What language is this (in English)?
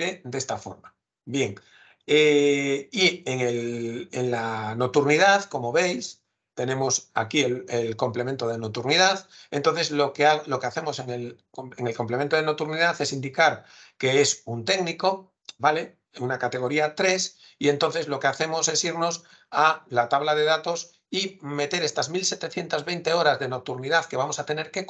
Spanish